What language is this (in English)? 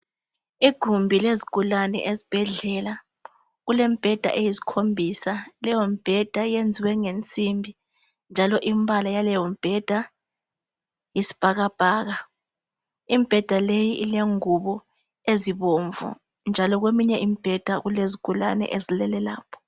North Ndebele